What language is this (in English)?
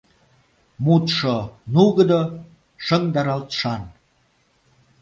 Mari